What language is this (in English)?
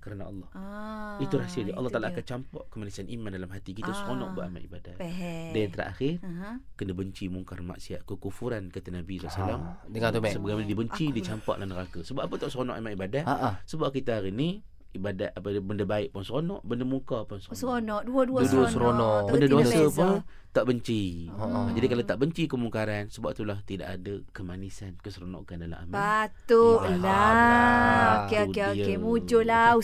Malay